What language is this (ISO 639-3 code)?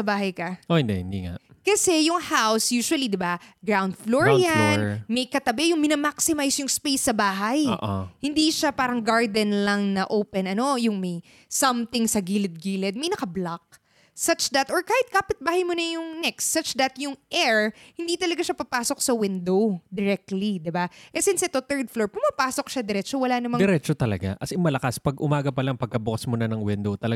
fil